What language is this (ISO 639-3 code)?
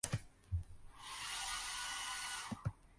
jpn